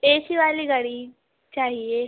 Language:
Urdu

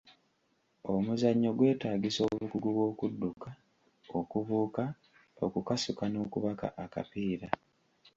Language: Ganda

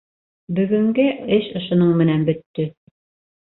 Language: Bashkir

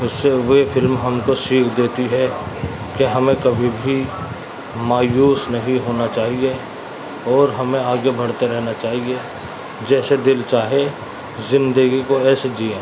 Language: Urdu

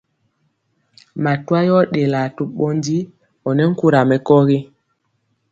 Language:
Mpiemo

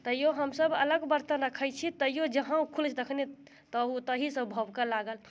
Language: Maithili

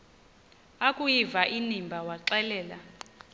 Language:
Xhosa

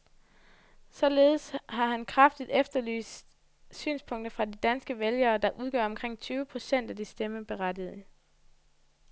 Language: Danish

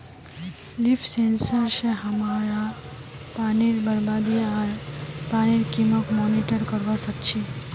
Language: Magahi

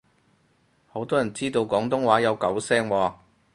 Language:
Cantonese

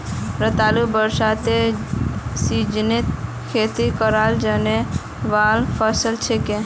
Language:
Magahi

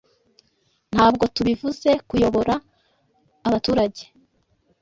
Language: Kinyarwanda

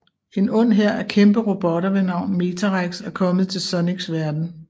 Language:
Danish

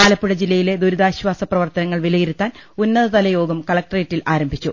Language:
Malayalam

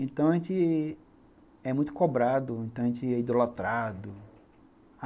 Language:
Portuguese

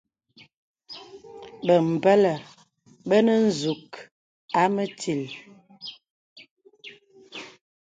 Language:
Bebele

